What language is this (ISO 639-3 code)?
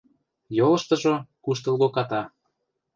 chm